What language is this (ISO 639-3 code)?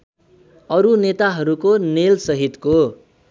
nep